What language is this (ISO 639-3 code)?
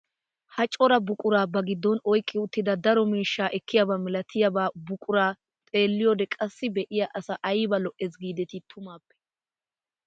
wal